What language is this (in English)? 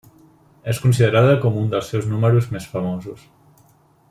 Catalan